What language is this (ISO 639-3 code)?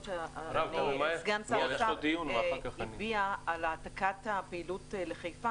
heb